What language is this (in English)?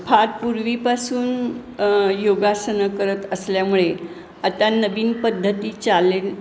Marathi